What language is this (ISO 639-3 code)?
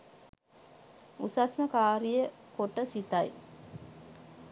sin